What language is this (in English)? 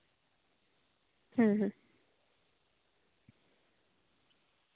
Santali